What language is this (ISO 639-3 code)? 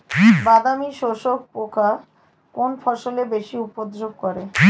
ben